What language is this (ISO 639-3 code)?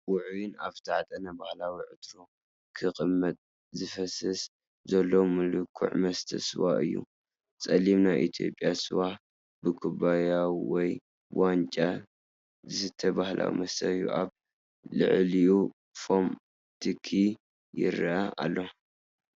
tir